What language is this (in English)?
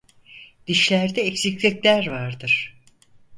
Turkish